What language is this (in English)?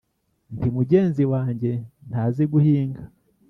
Kinyarwanda